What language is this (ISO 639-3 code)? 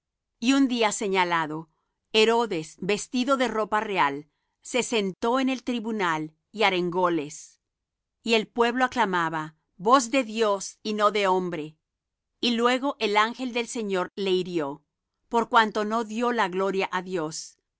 spa